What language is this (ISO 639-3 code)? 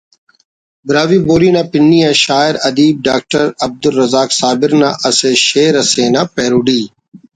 brh